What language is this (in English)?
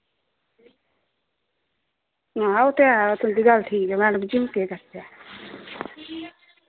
Dogri